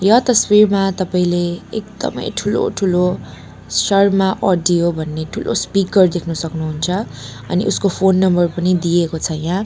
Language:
Nepali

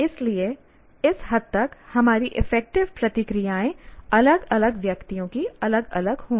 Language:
Hindi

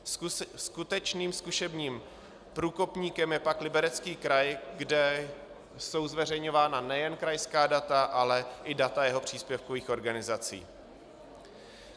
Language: Czech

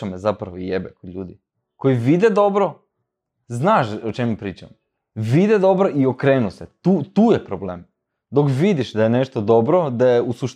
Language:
Croatian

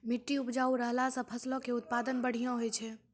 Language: Maithili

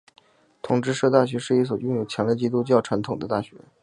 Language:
Chinese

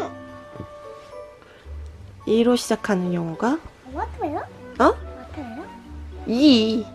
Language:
Korean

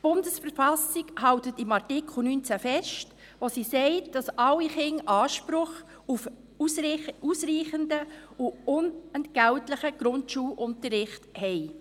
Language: Swiss German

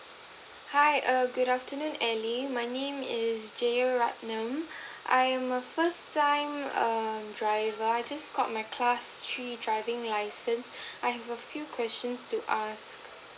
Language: English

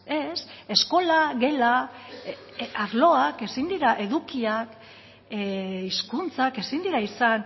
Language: Basque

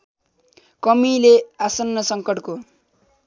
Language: Nepali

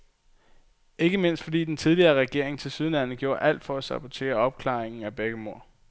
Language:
Danish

